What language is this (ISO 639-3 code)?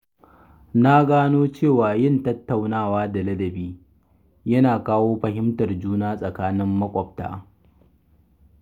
hau